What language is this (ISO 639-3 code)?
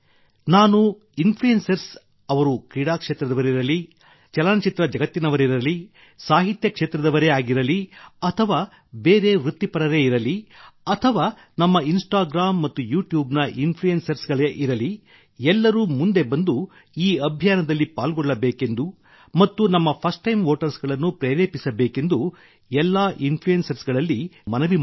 kan